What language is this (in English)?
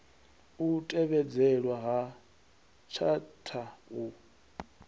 Venda